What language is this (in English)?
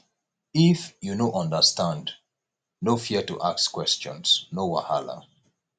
Nigerian Pidgin